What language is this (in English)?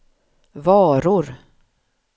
Swedish